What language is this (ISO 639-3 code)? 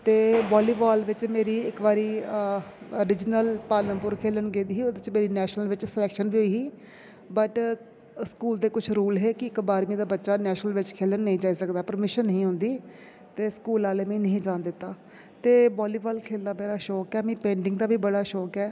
doi